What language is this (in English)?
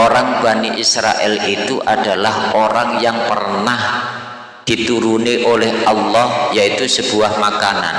Indonesian